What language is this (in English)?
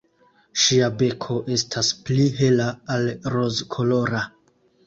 Esperanto